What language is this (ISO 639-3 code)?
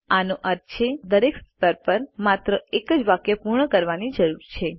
guj